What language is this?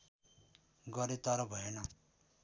Nepali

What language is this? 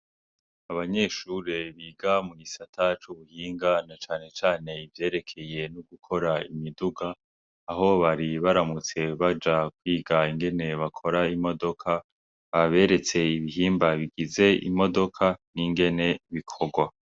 Rundi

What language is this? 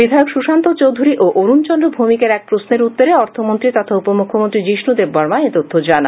Bangla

